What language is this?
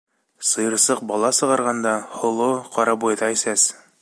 Bashkir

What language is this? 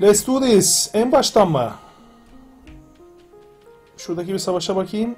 Turkish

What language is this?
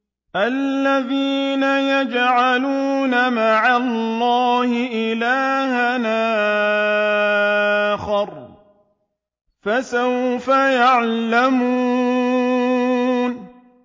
Arabic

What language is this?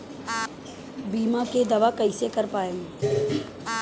Bhojpuri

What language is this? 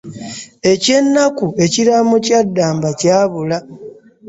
Ganda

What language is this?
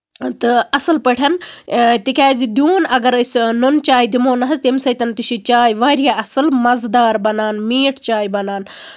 Kashmiri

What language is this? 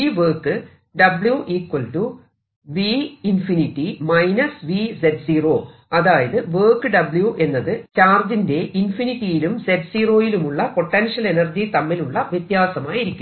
Malayalam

